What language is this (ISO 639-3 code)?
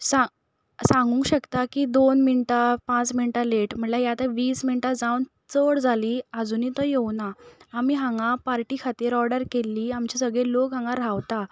kok